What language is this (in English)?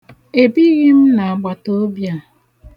Igbo